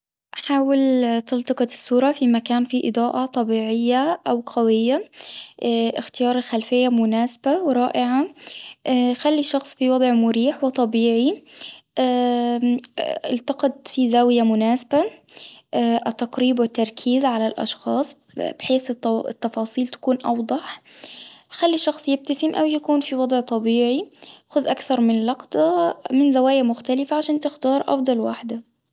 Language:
Tunisian Arabic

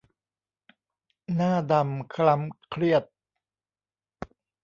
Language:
Thai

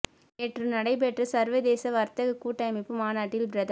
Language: Tamil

